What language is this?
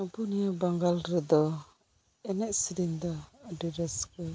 Santali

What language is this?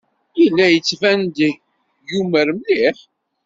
Kabyle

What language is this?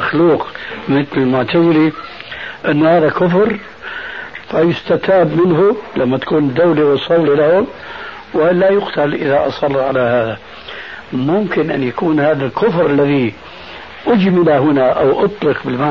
Arabic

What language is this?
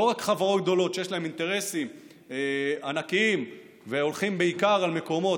Hebrew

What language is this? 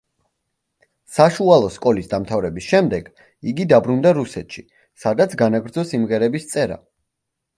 Georgian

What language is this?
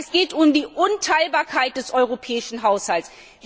German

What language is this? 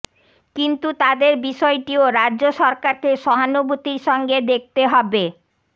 Bangla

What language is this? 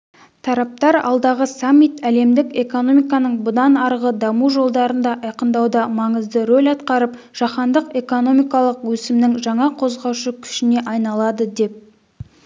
Kazakh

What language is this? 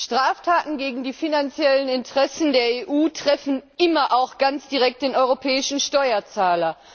German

